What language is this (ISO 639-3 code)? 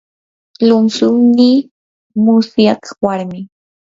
qur